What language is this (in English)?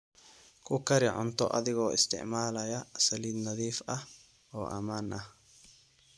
Somali